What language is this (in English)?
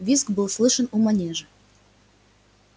Russian